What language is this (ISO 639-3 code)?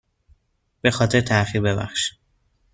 fas